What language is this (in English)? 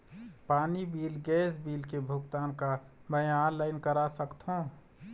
Chhattisgarhi